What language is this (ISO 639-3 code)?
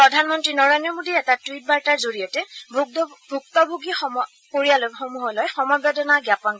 asm